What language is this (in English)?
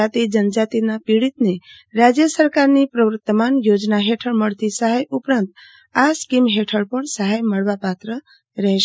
Gujarati